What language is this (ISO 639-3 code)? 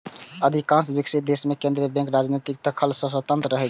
mai